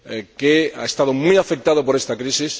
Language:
Spanish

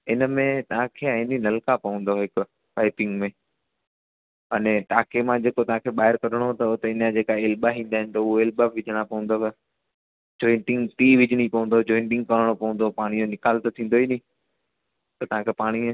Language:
Sindhi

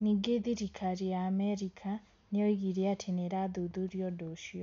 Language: Kikuyu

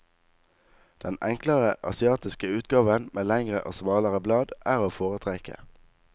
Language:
Norwegian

